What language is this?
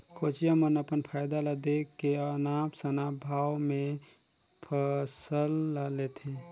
Chhattisgarhi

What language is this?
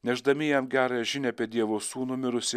Lithuanian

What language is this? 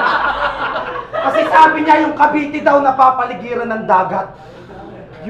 Filipino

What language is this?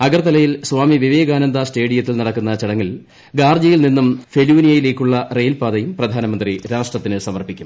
Malayalam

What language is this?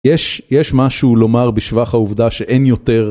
Hebrew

